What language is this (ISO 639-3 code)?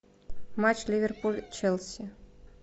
rus